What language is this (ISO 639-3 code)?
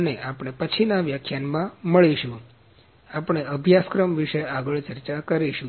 guj